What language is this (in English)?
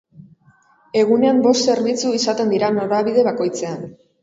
Basque